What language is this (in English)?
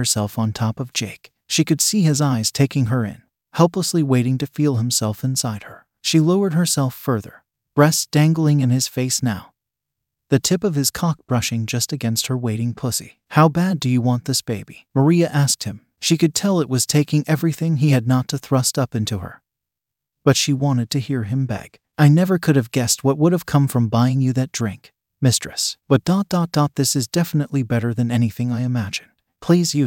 English